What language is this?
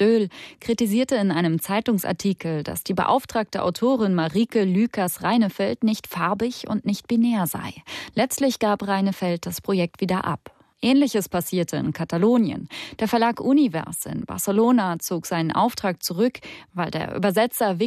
German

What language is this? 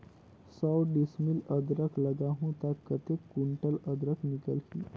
Chhattisgarhi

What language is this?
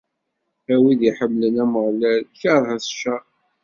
Kabyle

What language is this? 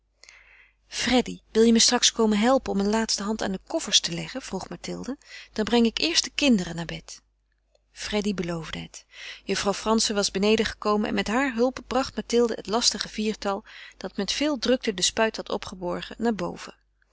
Dutch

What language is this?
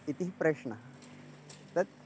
Sanskrit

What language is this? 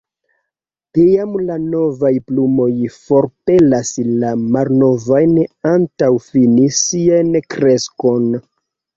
Esperanto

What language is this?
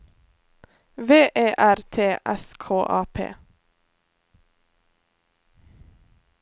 Norwegian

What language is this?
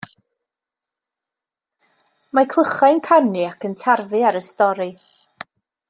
Welsh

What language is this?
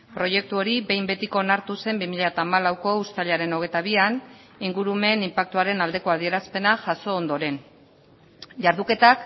Basque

